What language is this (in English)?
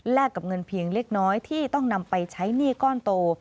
Thai